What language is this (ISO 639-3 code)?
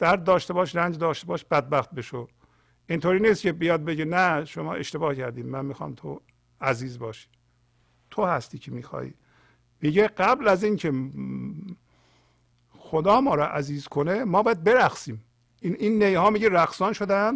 fas